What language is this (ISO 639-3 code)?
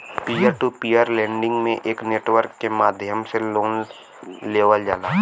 bho